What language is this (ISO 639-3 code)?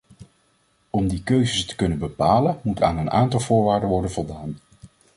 nld